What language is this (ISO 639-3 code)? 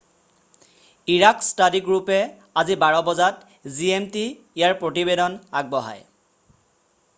asm